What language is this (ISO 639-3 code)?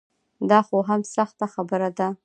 pus